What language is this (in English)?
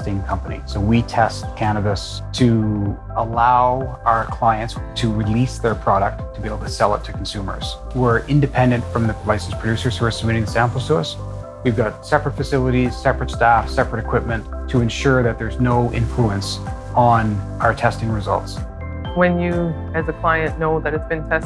English